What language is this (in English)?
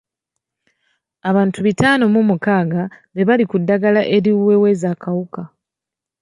Ganda